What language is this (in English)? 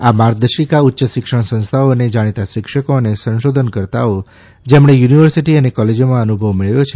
Gujarati